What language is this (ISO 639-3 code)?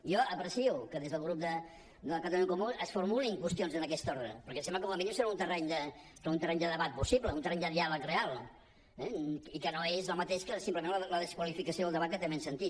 cat